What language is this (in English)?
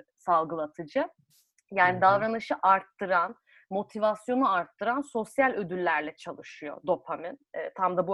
Turkish